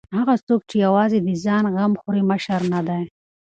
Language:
Pashto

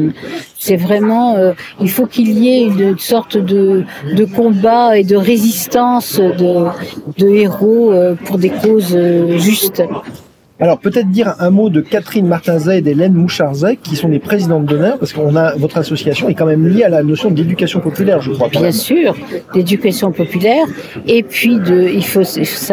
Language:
French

